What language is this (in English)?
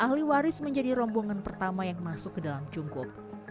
Indonesian